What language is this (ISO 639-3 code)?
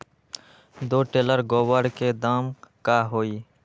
mag